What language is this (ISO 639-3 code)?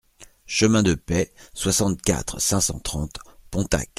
fra